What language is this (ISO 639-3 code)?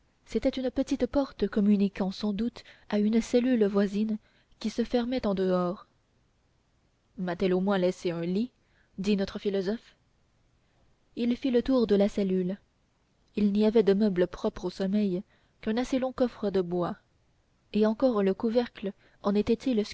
fra